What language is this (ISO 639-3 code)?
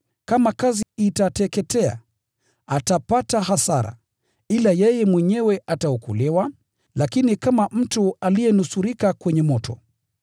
swa